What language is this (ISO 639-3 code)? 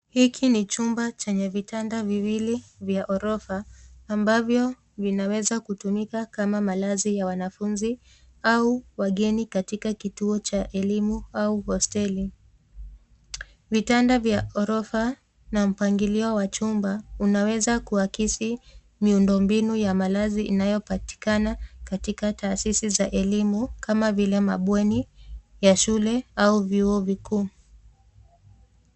swa